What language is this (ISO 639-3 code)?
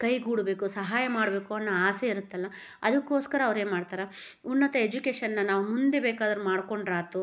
kan